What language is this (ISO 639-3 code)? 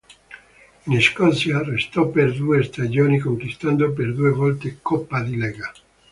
ita